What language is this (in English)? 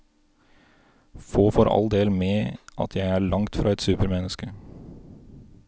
Norwegian